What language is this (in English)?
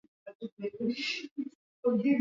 Swahili